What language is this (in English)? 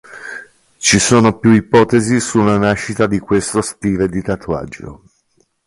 Italian